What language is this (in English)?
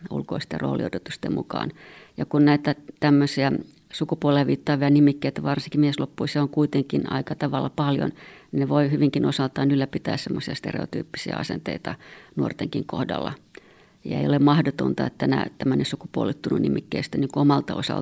Finnish